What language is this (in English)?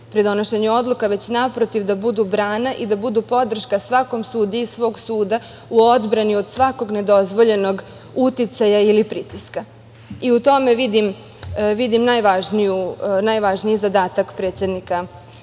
Serbian